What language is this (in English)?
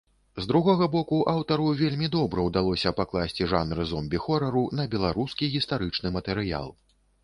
Belarusian